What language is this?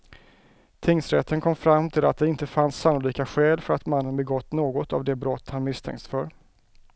Swedish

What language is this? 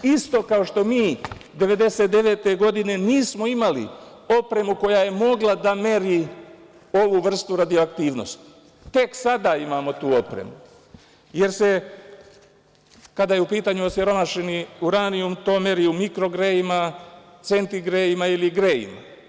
Serbian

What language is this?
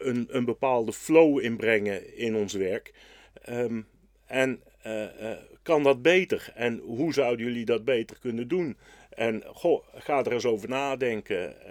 Dutch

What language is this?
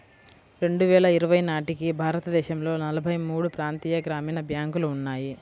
Telugu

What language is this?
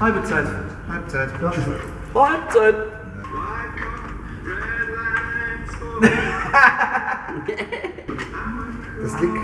German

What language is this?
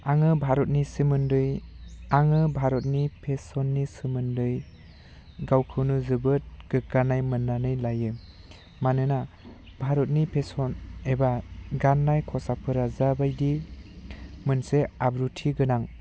Bodo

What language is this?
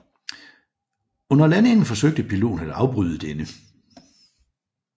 Danish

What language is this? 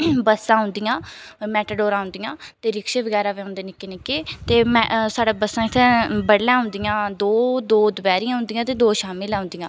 Dogri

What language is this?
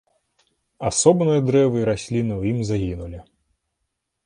Belarusian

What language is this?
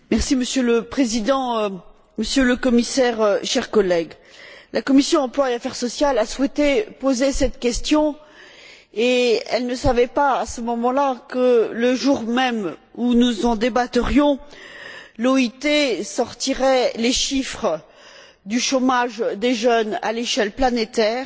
French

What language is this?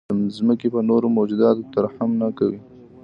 Pashto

